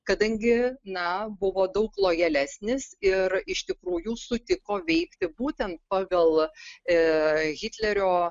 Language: Lithuanian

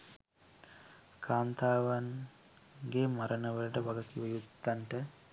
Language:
Sinhala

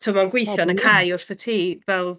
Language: Welsh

